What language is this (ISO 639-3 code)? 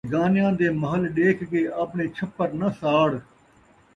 skr